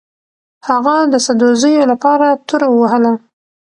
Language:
Pashto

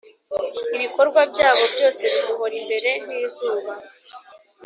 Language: Kinyarwanda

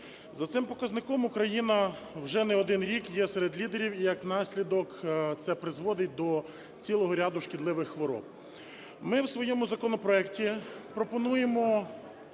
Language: Ukrainian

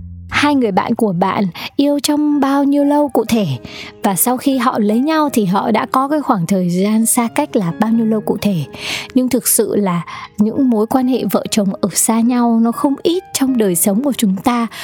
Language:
Vietnamese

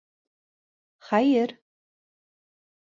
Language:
Bashkir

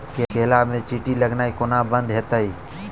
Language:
Maithili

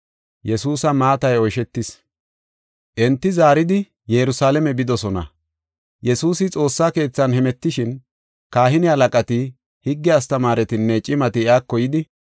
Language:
Gofa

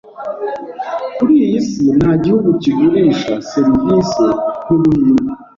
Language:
Kinyarwanda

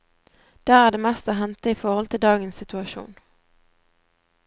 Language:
Norwegian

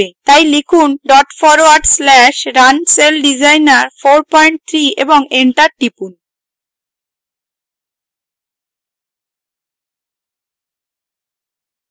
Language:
Bangla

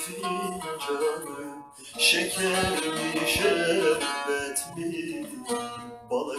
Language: Turkish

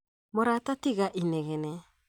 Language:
Kikuyu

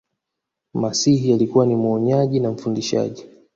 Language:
Swahili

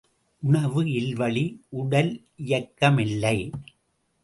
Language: Tamil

